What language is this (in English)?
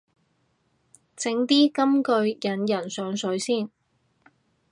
Cantonese